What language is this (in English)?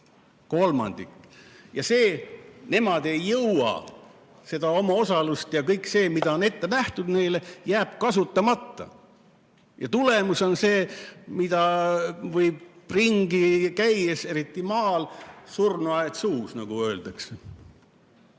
Estonian